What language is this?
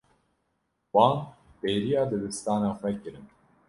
Kurdish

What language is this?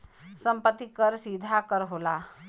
Bhojpuri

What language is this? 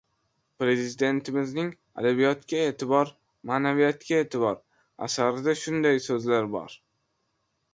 Uzbek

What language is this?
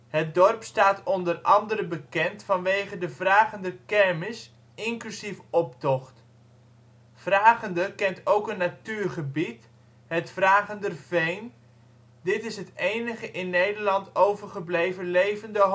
Dutch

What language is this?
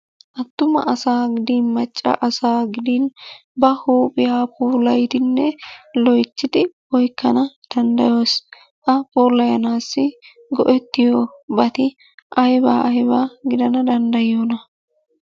Wolaytta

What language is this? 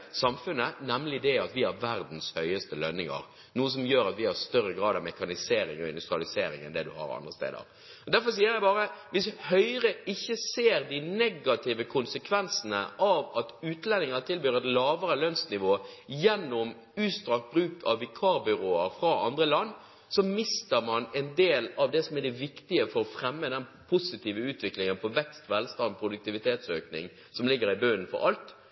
Norwegian Bokmål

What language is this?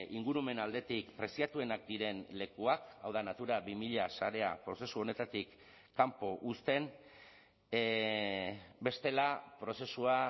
Basque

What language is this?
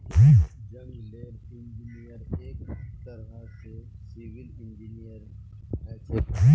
Magahi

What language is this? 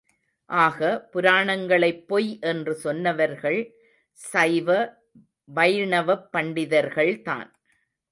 Tamil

